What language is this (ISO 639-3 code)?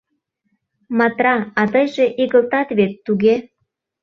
chm